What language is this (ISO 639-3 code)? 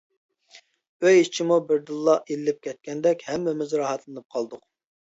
uig